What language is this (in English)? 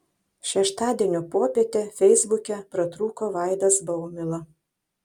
Lithuanian